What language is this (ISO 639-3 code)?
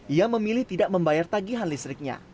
ind